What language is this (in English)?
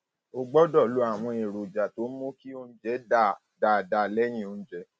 Yoruba